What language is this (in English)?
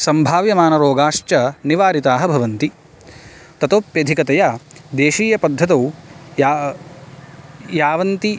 Sanskrit